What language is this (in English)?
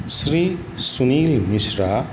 Maithili